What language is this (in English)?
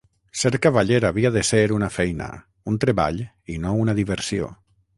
Catalan